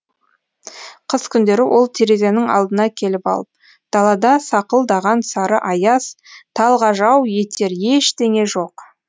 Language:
Kazakh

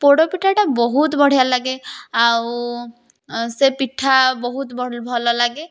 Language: Odia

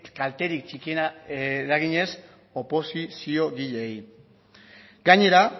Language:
Basque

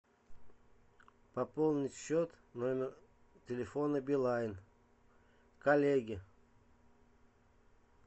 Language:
Russian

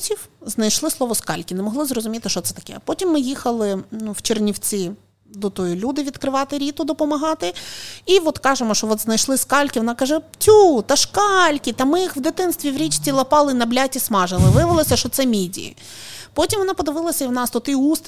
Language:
Ukrainian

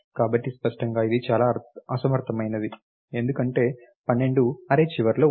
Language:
Telugu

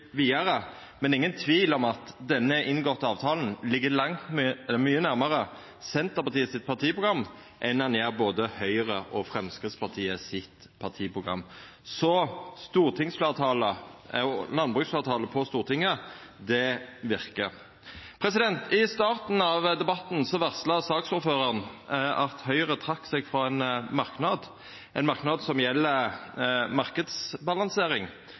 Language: Norwegian Nynorsk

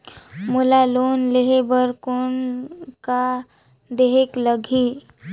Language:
Chhattisgarhi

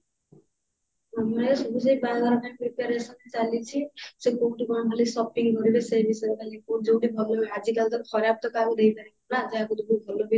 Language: Odia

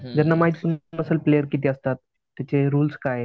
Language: Marathi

